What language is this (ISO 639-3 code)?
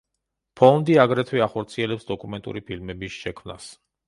kat